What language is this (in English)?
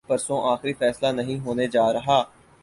Urdu